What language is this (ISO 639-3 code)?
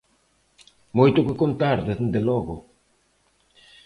glg